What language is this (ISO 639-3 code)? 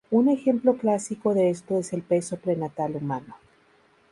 spa